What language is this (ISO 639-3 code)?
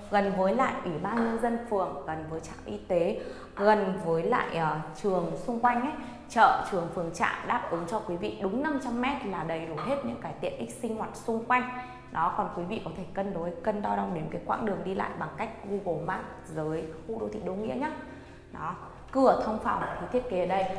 vie